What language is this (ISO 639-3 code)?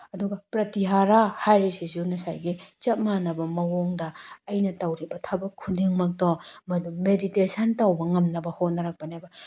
mni